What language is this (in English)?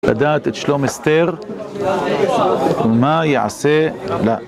Hebrew